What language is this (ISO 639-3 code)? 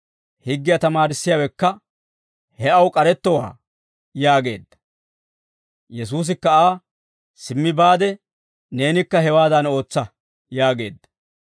dwr